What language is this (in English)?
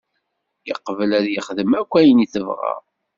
Kabyle